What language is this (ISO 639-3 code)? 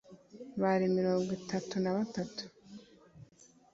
kin